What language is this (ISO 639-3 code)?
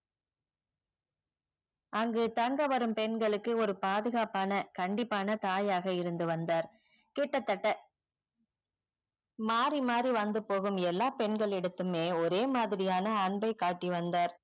tam